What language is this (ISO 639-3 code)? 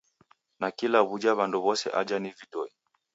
dav